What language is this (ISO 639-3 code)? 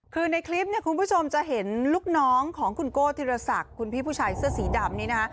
tha